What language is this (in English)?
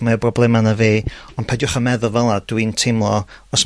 Welsh